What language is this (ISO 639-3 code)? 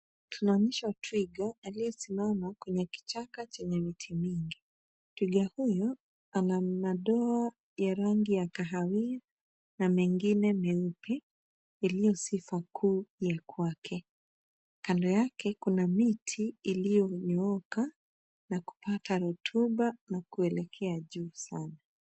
swa